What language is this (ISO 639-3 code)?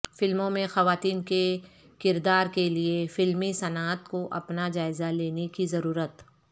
urd